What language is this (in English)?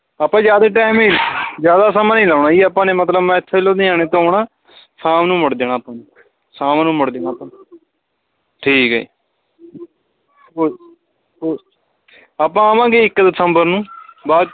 Punjabi